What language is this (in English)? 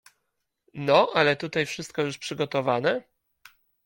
Polish